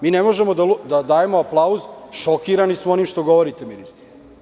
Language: Serbian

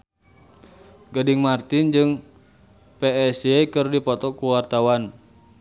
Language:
Sundanese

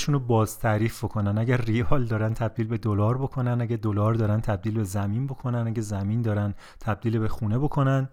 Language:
Persian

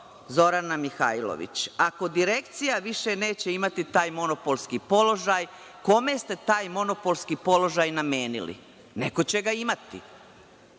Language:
Serbian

